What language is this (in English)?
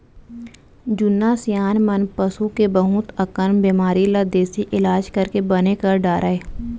Chhattisgarhi